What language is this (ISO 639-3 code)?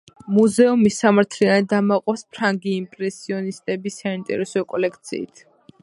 kat